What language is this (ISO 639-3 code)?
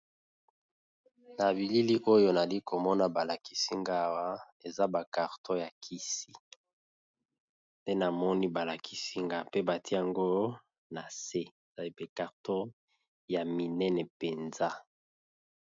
lin